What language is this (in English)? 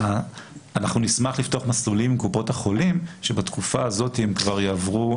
Hebrew